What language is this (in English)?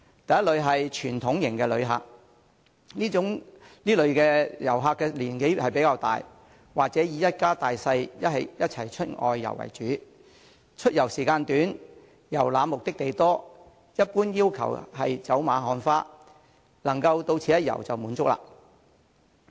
Cantonese